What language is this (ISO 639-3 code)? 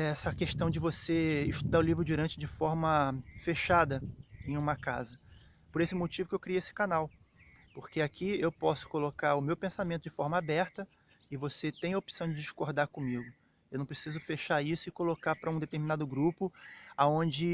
por